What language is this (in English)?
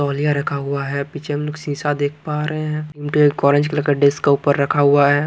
Hindi